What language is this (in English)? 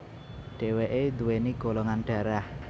Javanese